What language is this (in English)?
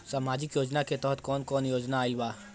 Bhojpuri